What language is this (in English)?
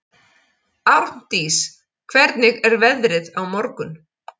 Icelandic